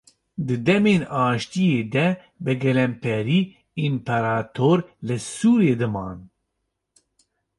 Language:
Kurdish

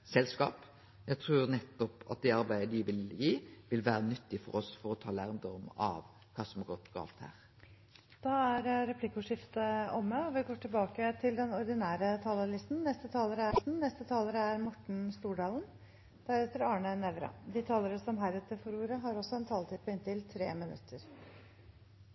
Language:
Norwegian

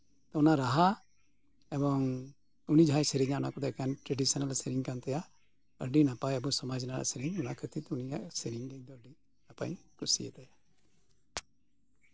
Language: Santali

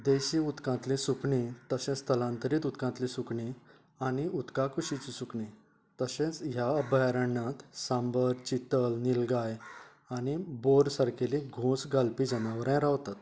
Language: Konkani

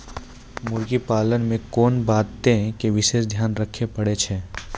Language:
Maithili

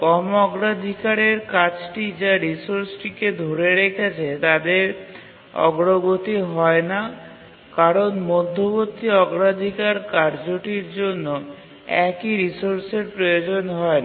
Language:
Bangla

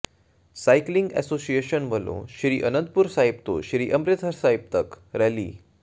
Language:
Punjabi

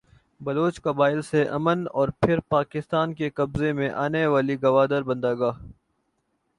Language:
Urdu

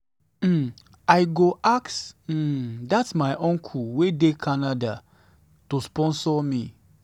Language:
Nigerian Pidgin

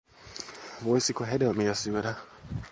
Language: Finnish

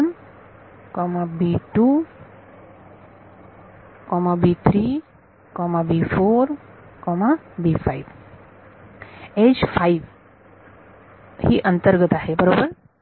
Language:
Marathi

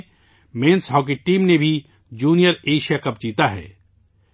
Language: Urdu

